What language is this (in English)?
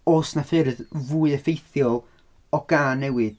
Welsh